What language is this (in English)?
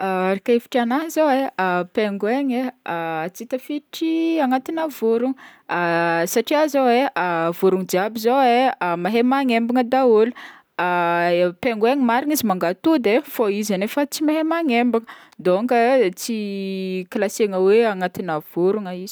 Northern Betsimisaraka Malagasy